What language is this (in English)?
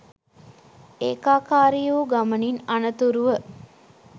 Sinhala